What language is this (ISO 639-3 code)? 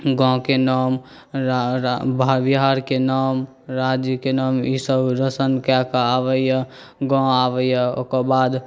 mai